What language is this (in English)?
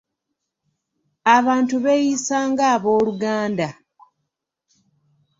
Ganda